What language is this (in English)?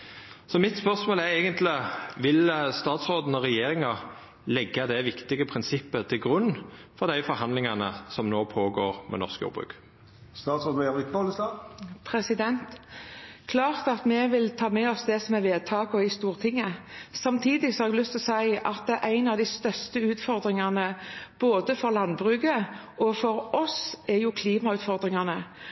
Norwegian